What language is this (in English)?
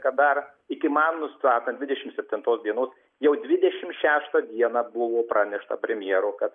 Lithuanian